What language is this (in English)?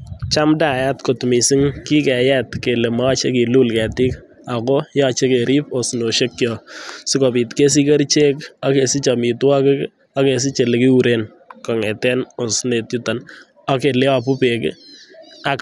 Kalenjin